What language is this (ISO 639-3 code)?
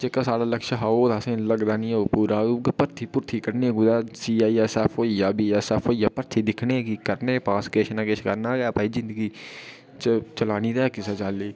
doi